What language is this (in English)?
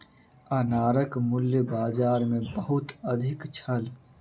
Maithili